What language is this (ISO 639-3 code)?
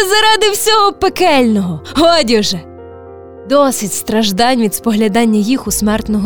ukr